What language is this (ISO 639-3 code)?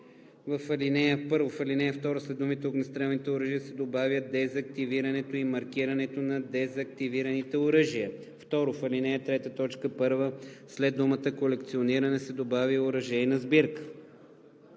bul